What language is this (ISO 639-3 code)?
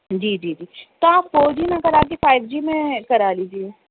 urd